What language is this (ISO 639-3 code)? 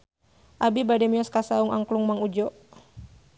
sun